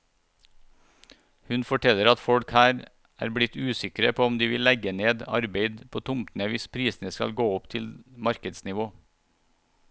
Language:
Norwegian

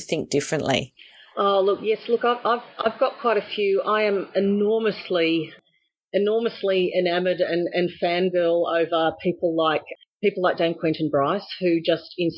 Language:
English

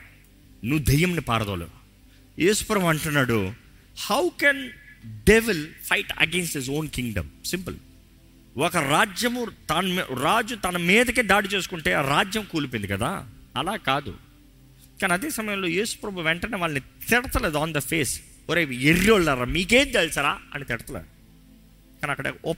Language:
Telugu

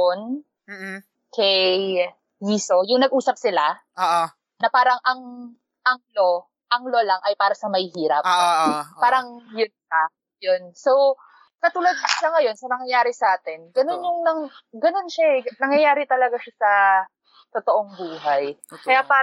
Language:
Filipino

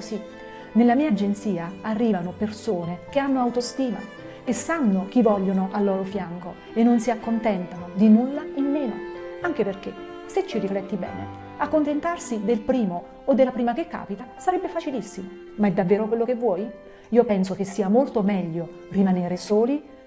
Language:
Italian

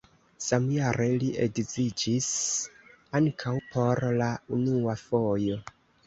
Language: Esperanto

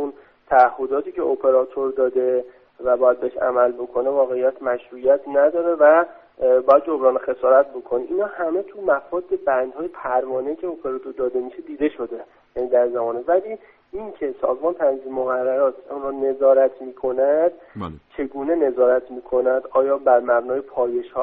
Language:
Persian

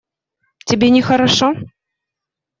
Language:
Russian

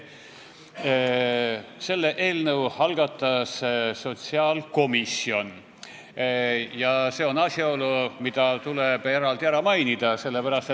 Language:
Estonian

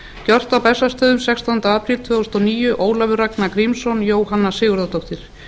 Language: Icelandic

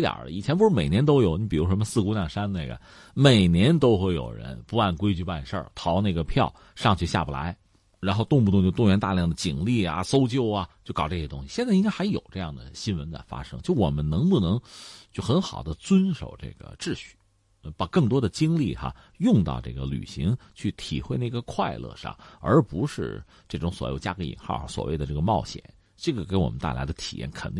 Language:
Chinese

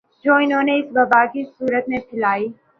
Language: Urdu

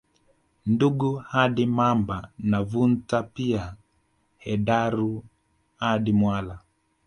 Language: Swahili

